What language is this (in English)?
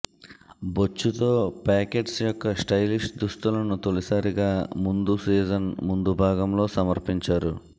Telugu